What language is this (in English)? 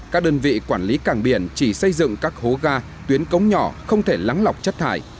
Vietnamese